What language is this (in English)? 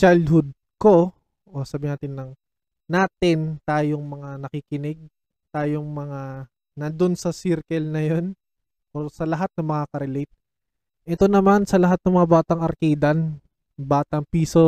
Filipino